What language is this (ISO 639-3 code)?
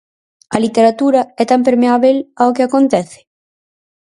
glg